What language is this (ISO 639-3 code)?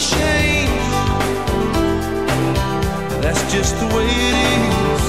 hun